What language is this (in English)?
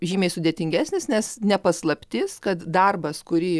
Lithuanian